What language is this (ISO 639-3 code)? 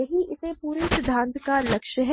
hin